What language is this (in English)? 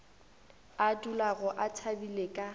Northern Sotho